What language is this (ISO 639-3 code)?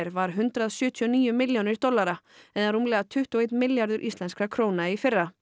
isl